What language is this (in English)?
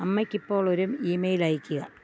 Malayalam